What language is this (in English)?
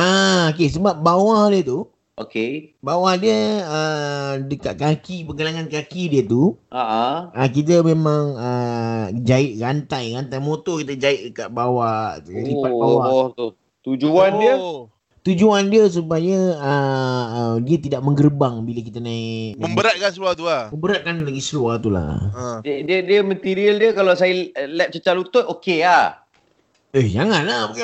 Malay